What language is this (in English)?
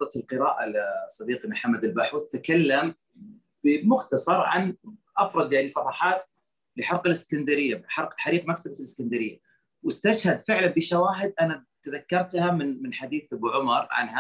Arabic